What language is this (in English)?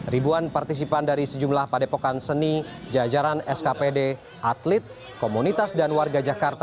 Indonesian